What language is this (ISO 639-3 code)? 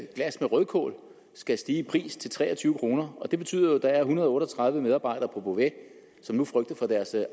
dan